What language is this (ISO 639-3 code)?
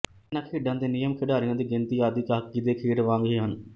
pan